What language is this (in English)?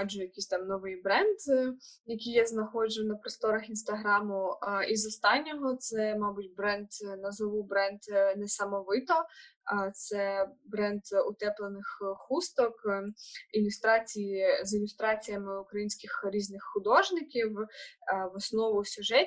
Ukrainian